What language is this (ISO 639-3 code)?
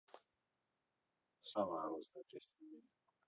rus